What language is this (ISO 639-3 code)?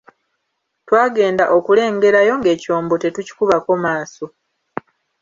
lug